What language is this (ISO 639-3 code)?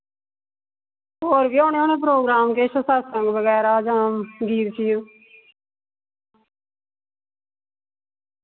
doi